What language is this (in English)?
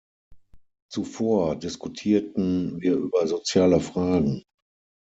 German